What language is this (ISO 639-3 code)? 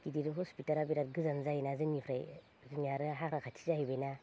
brx